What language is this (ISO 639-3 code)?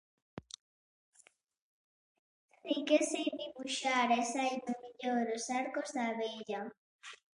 glg